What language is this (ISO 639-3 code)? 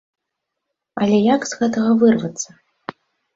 bel